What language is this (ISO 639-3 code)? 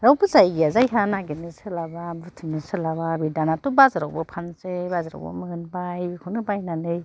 brx